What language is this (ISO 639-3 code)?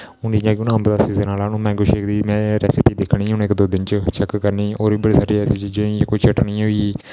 doi